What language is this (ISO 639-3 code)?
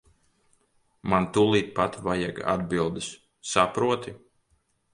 lav